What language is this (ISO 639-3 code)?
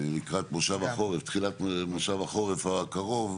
heb